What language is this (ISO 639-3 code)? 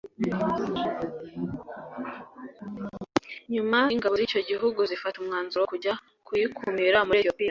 kin